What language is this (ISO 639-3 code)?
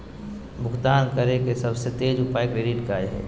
mag